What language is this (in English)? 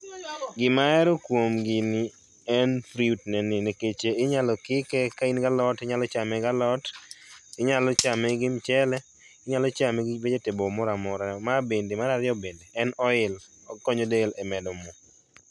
Luo (Kenya and Tanzania)